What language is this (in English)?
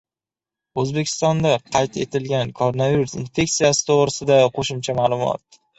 Uzbek